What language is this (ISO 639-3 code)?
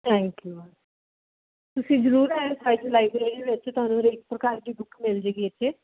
pan